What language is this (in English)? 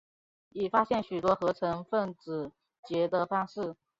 Chinese